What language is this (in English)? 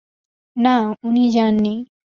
Bangla